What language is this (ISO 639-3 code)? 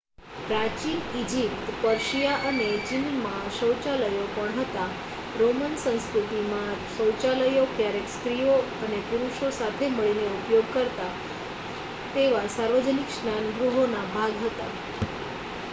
guj